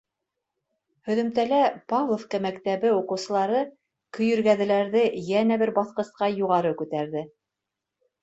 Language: Bashkir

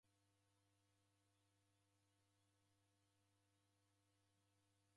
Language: Taita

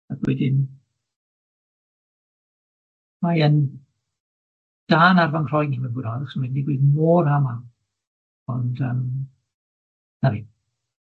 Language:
Welsh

